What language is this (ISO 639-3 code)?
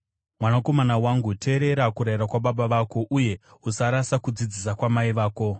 sna